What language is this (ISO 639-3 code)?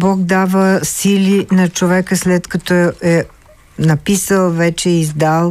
bul